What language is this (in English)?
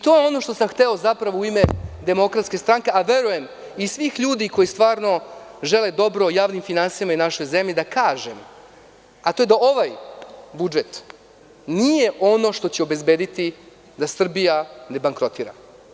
Serbian